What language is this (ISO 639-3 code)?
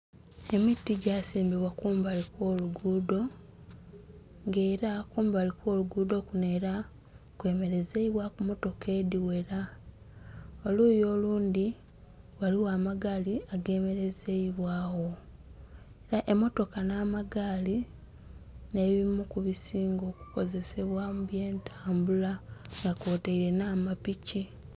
xog